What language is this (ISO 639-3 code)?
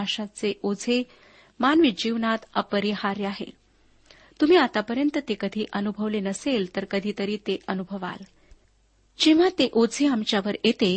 mar